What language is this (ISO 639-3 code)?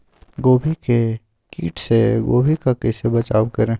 mag